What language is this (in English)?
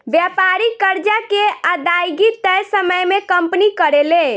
Bhojpuri